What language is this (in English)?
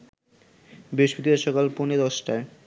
Bangla